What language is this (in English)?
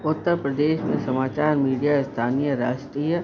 Sindhi